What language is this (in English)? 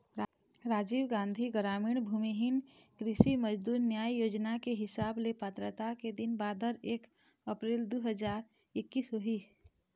Chhattisgarhi